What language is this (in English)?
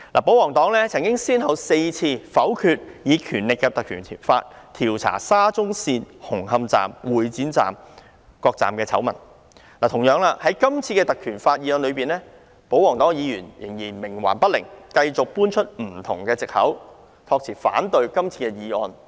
Cantonese